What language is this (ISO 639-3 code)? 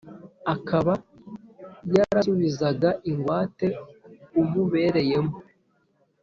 kin